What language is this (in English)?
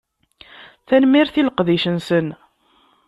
Kabyle